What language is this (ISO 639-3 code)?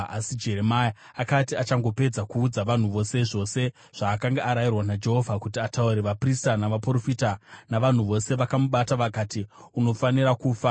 sna